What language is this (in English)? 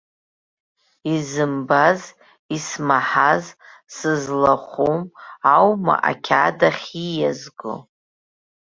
Abkhazian